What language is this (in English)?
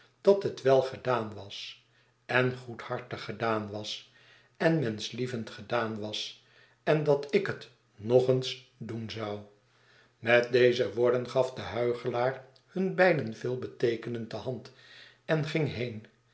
Dutch